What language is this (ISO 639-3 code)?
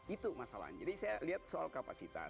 ind